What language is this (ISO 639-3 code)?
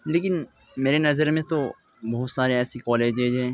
urd